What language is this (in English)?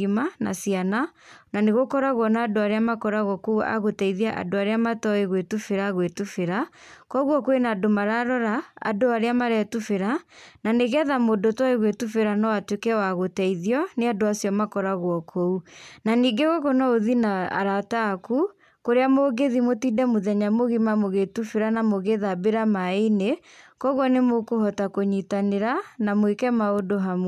Kikuyu